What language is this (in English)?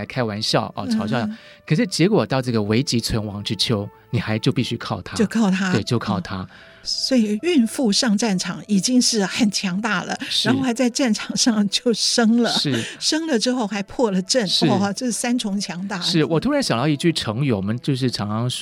Chinese